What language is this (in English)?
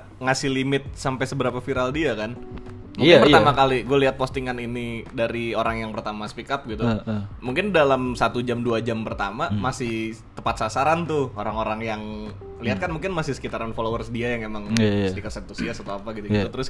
Indonesian